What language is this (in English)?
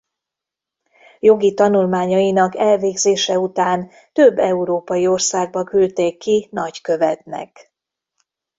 Hungarian